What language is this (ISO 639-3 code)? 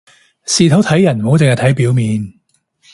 yue